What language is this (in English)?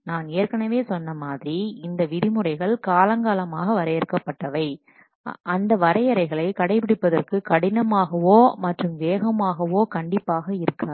Tamil